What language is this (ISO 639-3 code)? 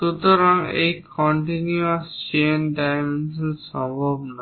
ben